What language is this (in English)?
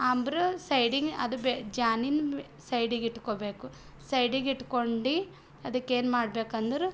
Kannada